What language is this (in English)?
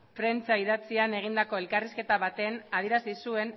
Basque